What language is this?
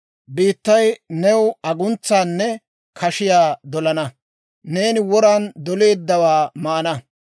Dawro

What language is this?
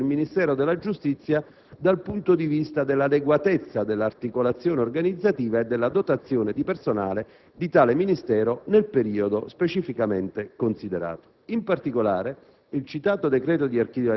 Italian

